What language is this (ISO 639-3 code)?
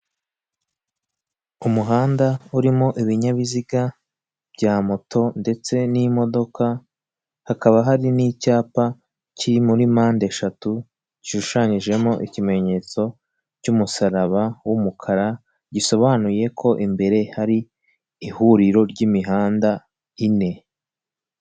kin